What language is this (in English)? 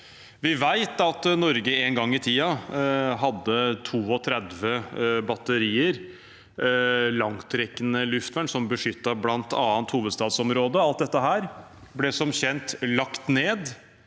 Norwegian